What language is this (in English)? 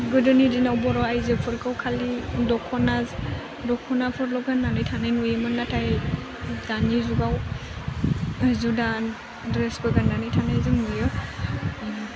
Bodo